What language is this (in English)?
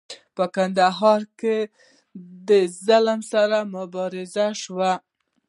Pashto